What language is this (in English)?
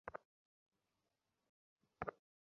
Bangla